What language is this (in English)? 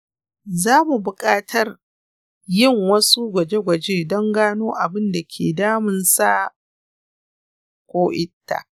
Hausa